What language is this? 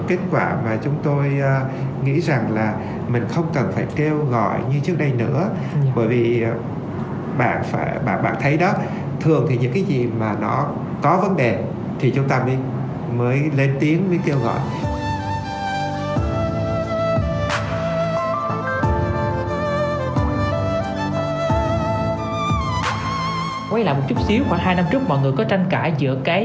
Vietnamese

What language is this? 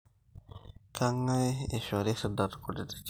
Masai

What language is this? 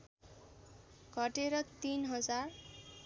Nepali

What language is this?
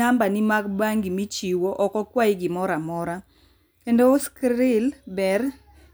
Luo (Kenya and Tanzania)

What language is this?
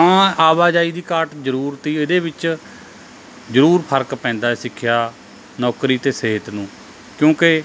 Punjabi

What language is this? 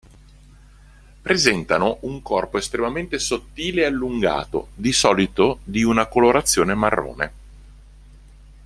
Italian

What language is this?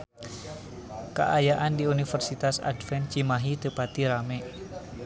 Sundanese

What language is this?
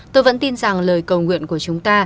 Vietnamese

